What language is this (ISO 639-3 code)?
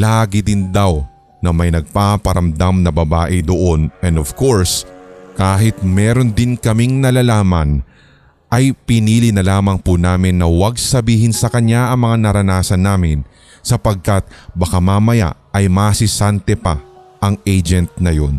fil